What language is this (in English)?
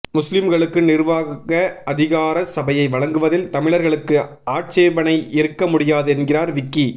Tamil